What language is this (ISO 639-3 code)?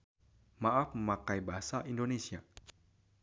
sun